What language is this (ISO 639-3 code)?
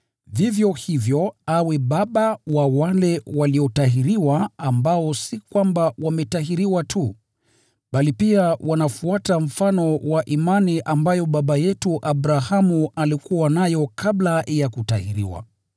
swa